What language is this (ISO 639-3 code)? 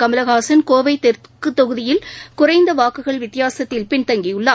tam